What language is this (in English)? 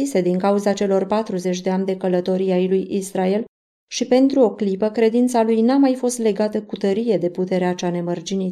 Romanian